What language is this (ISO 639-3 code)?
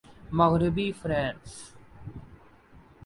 urd